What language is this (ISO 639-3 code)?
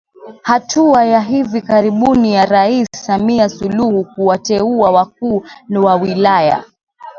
swa